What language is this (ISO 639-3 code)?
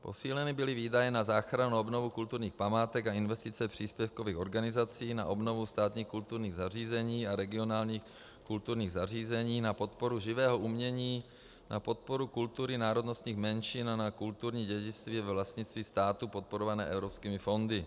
ces